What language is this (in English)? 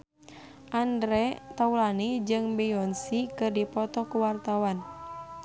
Sundanese